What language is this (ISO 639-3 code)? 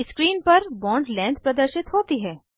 hin